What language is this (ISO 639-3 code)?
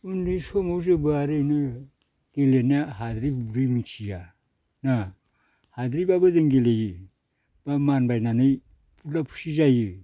brx